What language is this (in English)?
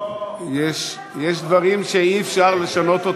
Hebrew